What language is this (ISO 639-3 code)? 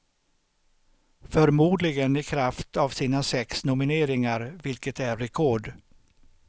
swe